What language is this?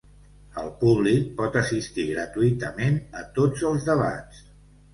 Catalan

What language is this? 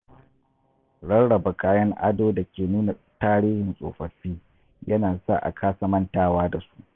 Hausa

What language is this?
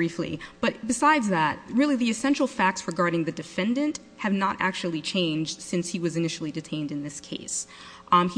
English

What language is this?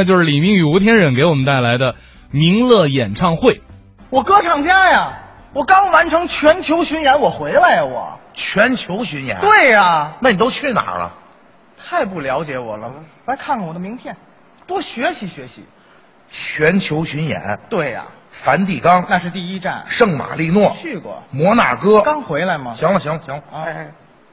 Chinese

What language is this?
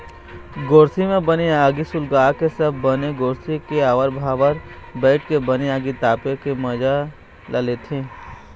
Chhattisgarhi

